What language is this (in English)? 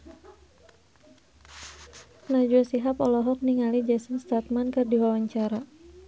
Sundanese